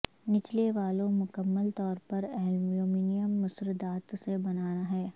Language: Urdu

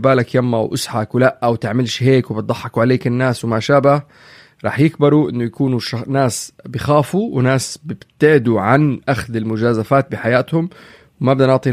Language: Arabic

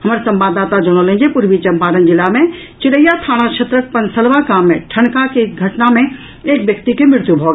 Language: Maithili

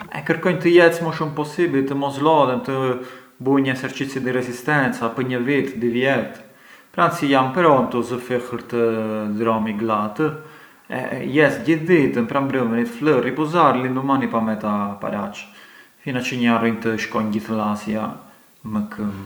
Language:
Arbëreshë Albanian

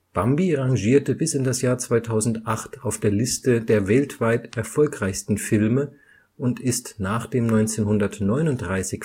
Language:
German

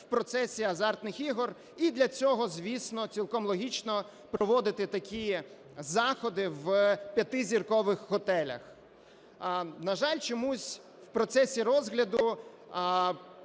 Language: Ukrainian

